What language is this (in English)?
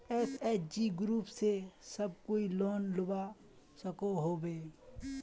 Magahi